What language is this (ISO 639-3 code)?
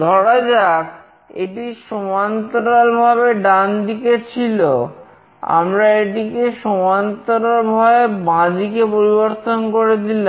ben